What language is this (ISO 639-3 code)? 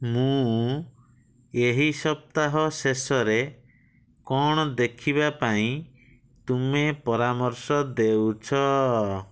ori